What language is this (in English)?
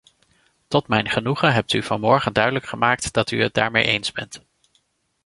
Dutch